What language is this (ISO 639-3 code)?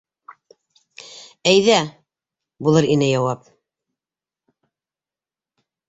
bak